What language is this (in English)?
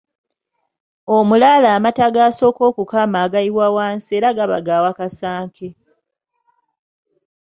Ganda